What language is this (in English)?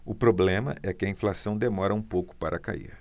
Portuguese